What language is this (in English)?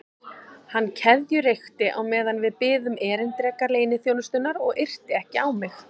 Icelandic